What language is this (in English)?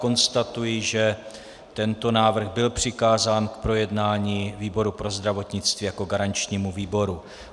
Czech